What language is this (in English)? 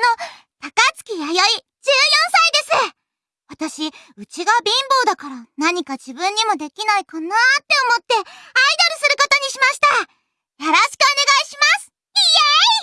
Japanese